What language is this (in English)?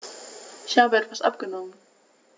German